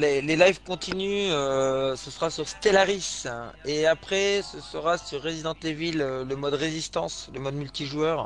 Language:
French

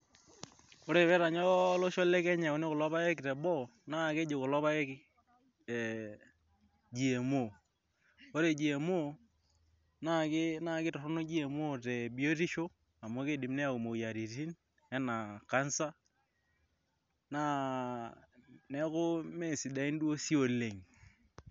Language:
Masai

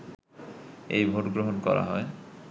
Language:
Bangla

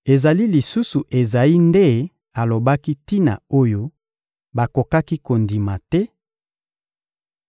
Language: Lingala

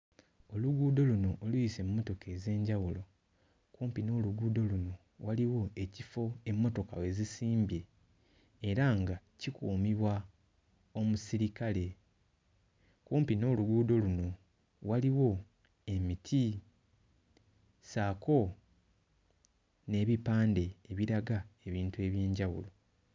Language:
Ganda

